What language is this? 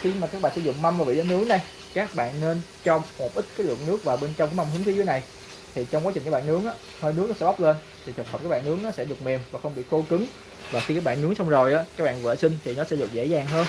Vietnamese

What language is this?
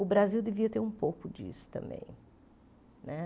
Portuguese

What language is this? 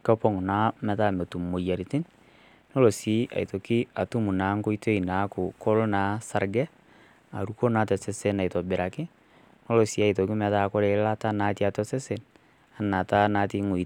Masai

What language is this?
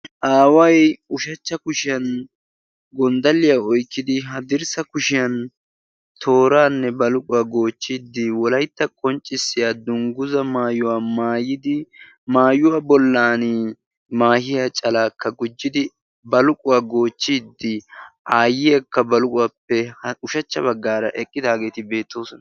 Wolaytta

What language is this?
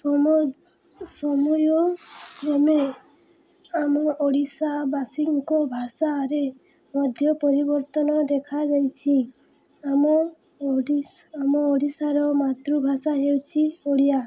Odia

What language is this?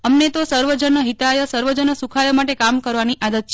Gujarati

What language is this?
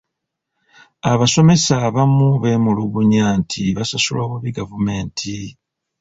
Ganda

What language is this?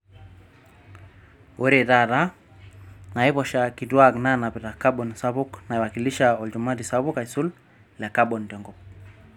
Masai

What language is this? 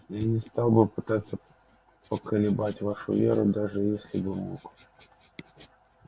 Russian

